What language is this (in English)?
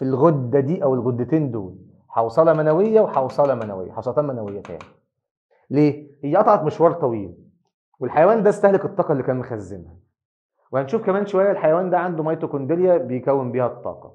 Arabic